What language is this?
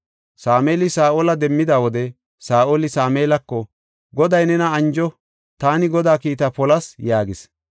Gofa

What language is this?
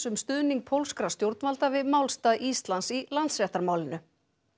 Icelandic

